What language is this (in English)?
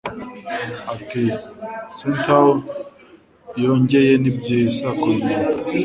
Kinyarwanda